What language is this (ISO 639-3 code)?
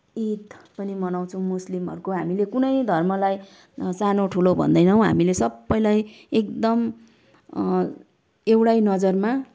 nep